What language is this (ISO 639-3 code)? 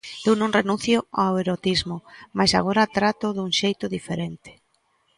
glg